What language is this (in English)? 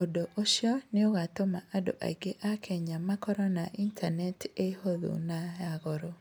Kikuyu